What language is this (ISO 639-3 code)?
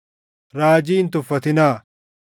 orm